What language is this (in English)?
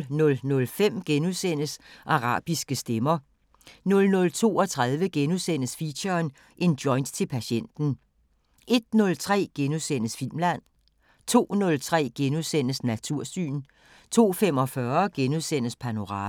Danish